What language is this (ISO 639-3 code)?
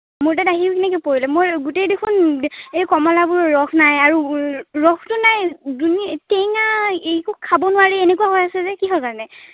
asm